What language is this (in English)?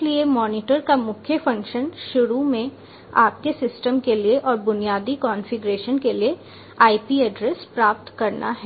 Hindi